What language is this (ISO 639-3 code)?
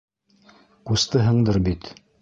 bak